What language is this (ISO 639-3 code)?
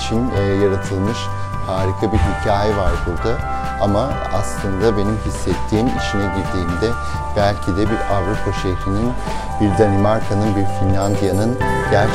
tur